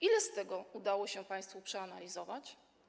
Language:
Polish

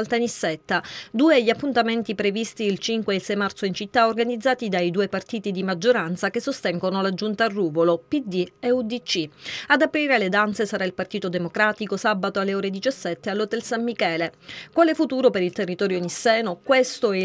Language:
Italian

